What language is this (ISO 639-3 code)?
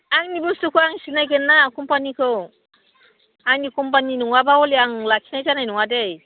brx